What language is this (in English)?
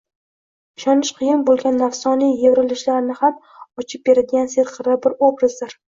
Uzbek